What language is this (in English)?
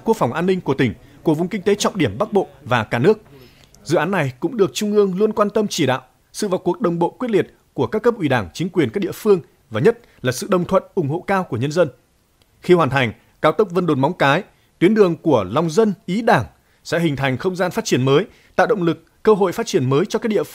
Vietnamese